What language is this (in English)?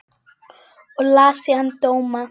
Icelandic